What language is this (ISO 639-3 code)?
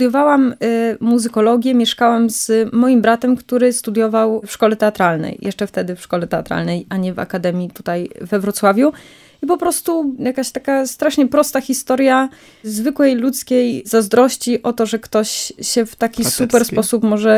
pol